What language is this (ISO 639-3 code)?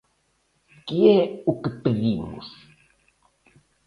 glg